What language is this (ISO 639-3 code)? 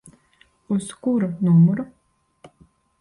lav